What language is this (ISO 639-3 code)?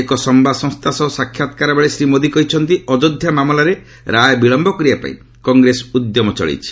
ori